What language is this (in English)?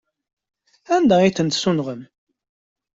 Kabyle